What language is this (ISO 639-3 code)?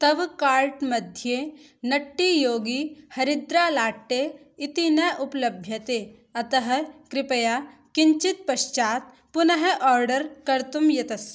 san